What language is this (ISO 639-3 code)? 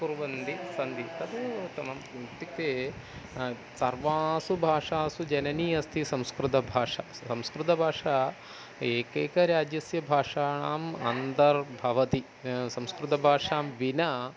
san